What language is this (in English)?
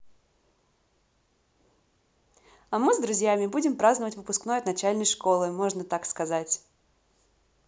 Russian